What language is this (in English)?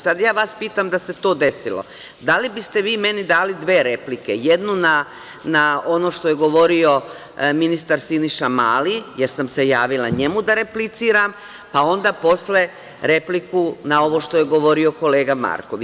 Serbian